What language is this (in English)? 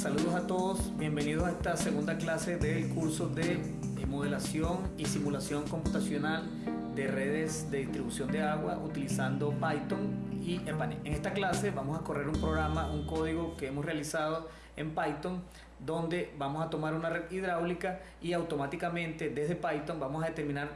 Spanish